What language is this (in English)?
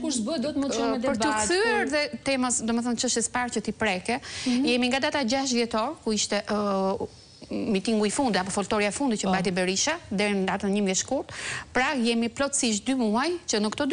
Romanian